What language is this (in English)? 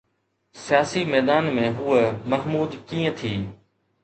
Sindhi